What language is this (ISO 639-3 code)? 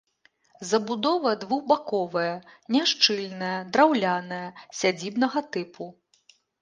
bel